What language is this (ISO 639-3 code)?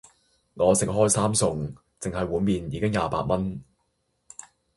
yue